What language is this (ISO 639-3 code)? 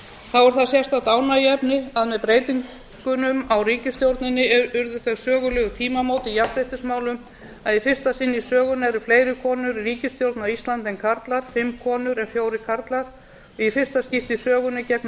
isl